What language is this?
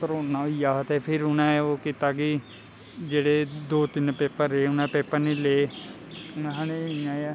Dogri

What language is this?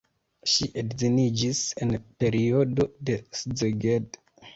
Esperanto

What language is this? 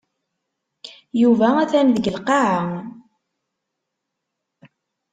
Kabyle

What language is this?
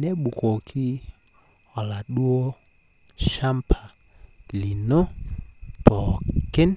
Masai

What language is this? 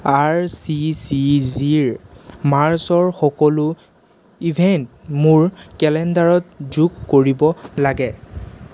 Assamese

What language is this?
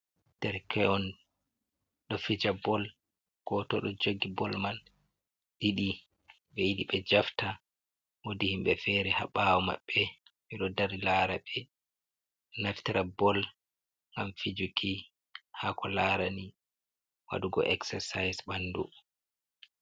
Fula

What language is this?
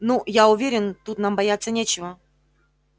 Russian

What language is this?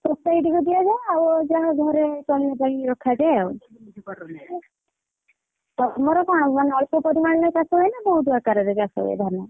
Odia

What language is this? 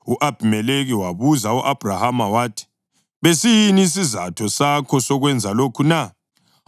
North Ndebele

